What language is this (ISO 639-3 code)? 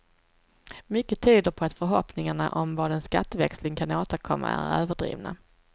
swe